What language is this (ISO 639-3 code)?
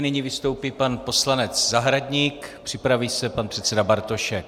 ces